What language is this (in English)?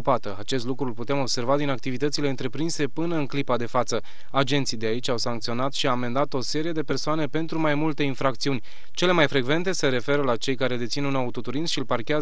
Romanian